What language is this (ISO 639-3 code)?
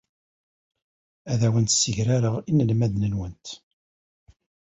kab